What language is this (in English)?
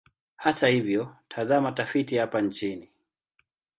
Swahili